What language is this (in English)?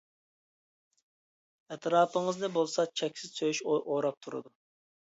Uyghur